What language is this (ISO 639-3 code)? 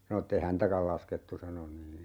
fin